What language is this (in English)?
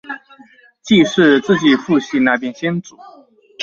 Chinese